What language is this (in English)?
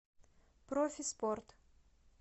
Russian